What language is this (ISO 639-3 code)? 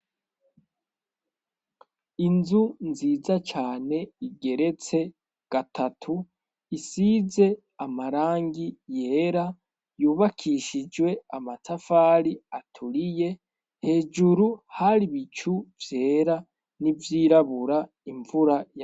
run